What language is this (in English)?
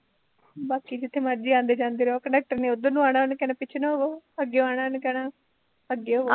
Punjabi